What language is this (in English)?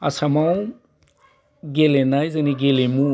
Bodo